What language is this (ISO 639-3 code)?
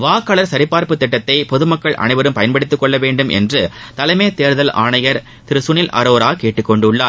tam